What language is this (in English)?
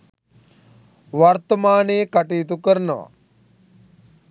Sinhala